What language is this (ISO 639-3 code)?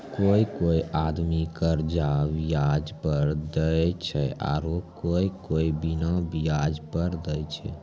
mai